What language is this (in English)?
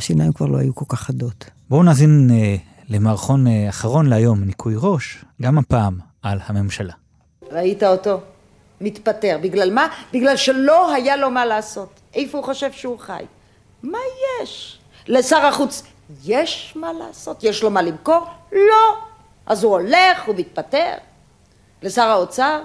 Hebrew